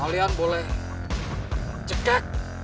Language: Indonesian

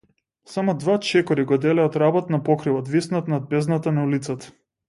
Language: Macedonian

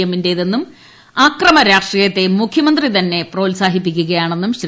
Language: Malayalam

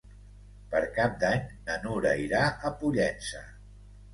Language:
Catalan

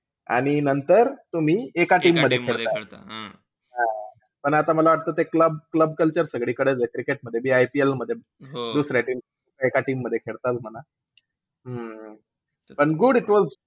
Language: Marathi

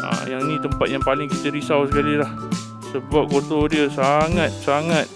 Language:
Malay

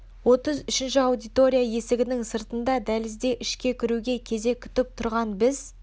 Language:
Kazakh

